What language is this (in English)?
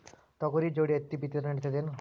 Kannada